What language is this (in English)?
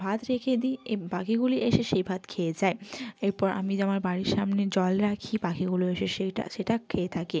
Bangla